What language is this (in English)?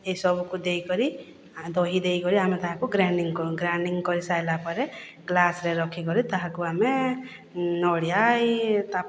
Odia